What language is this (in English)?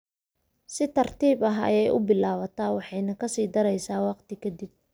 Somali